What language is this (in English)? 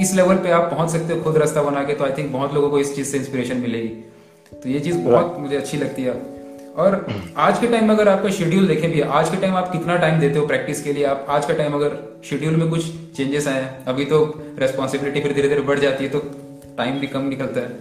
Hindi